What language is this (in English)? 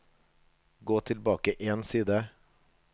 Norwegian